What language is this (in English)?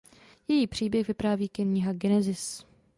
Czech